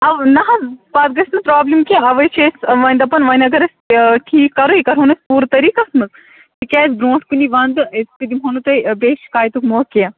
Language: Kashmiri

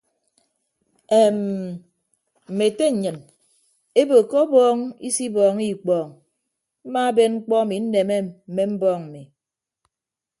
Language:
Ibibio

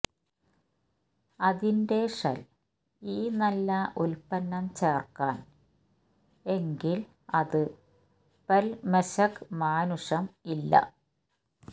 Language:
Malayalam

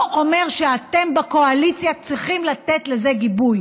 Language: Hebrew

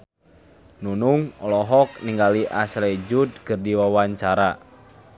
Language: Sundanese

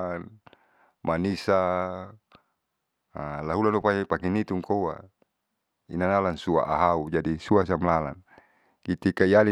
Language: Saleman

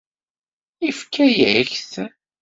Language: Kabyle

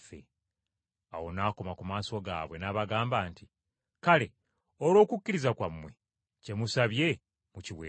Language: Ganda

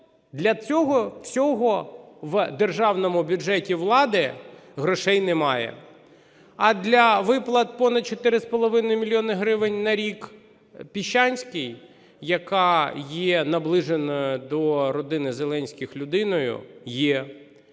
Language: Ukrainian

